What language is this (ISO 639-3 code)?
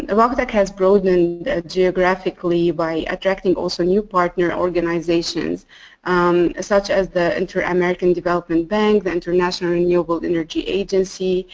eng